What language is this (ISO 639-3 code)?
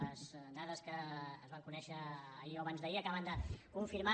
cat